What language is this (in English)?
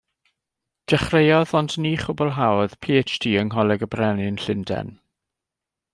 Welsh